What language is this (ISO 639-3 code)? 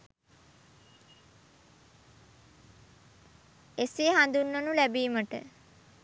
sin